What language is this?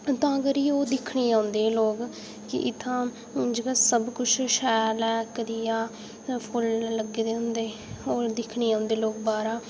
Dogri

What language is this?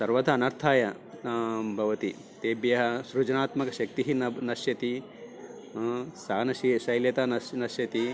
Sanskrit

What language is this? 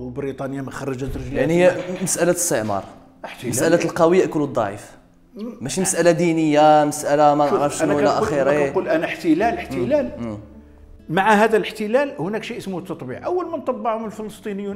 Arabic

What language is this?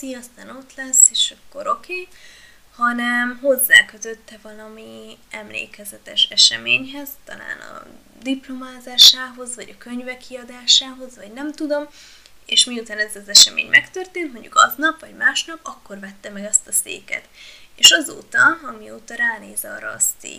Hungarian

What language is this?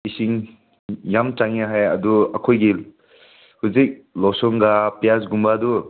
Manipuri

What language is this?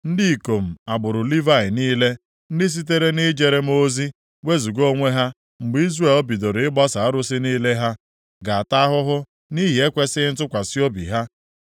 Igbo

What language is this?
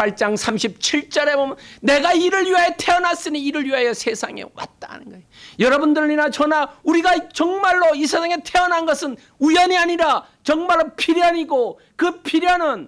Korean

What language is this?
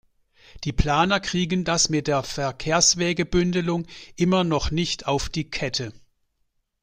German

